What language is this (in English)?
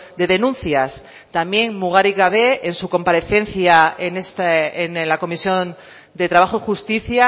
Spanish